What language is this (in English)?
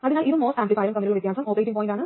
Malayalam